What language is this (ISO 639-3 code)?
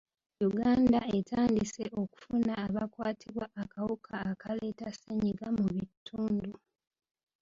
lug